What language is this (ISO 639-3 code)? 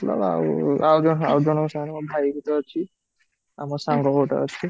ori